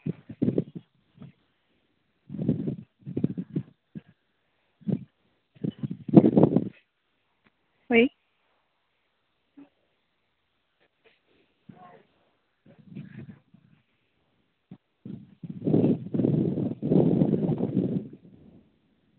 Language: Santali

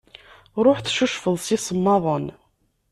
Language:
Kabyle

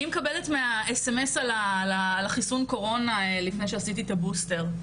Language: Hebrew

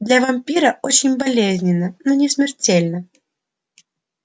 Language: Russian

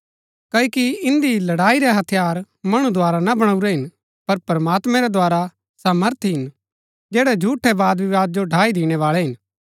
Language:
Gaddi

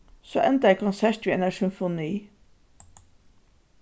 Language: Faroese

